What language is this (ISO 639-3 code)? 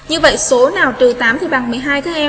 vie